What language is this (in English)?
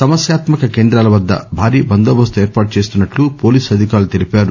Telugu